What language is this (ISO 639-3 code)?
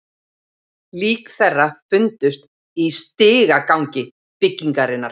isl